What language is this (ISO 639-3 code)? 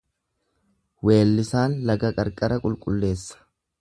orm